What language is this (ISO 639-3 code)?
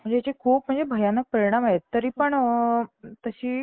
mar